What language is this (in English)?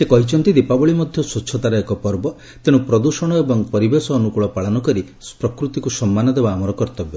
Odia